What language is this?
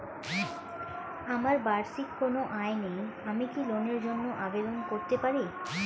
Bangla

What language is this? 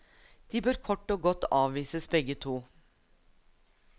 Norwegian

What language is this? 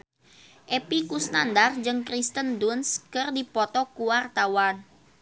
Sundanese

